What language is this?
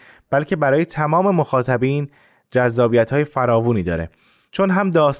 Persian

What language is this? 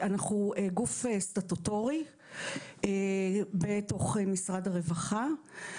Hebrew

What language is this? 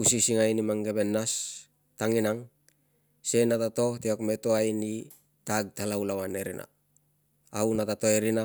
Tungag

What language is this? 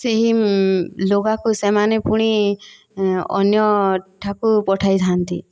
Odia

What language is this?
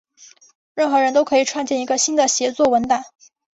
Chinese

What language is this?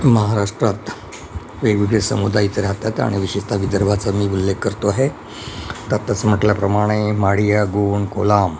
Marathi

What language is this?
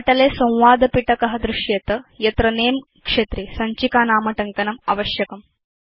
Sanskrit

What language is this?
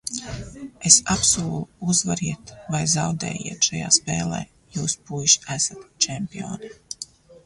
Latvian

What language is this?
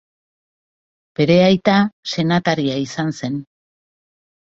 Basque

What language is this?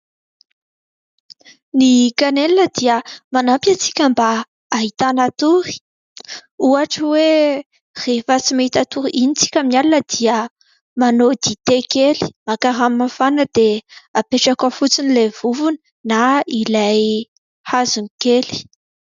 Malagasy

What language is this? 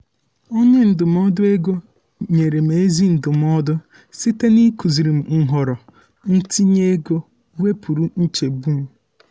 Igbo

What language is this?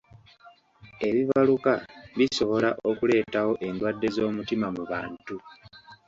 Ganda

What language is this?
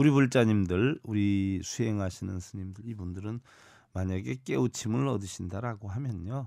Korean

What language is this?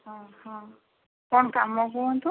Odia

